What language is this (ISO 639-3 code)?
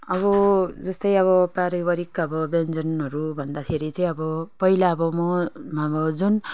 nep